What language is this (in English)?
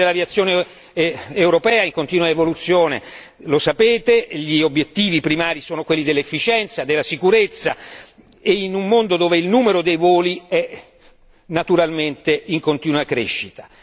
Italian